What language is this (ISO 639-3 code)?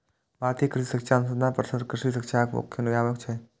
mai